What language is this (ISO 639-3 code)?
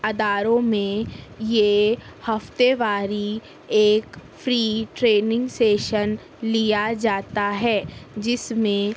urd